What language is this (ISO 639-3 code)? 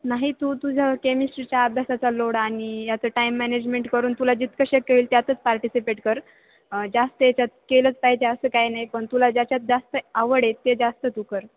mar